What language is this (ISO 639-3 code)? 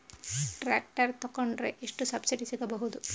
kan